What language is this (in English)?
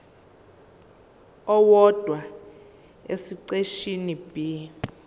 Zulu